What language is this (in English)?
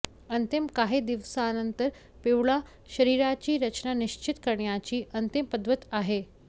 Marathi